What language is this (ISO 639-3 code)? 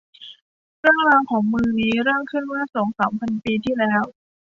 tha